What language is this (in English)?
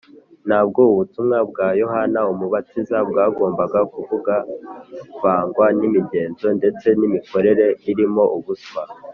Kinyarwanda